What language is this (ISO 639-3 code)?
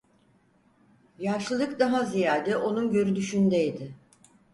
tur